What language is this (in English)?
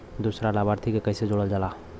Bhojpuri